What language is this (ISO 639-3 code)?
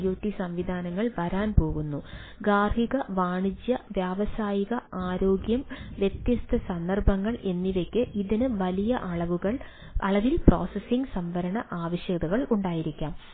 mal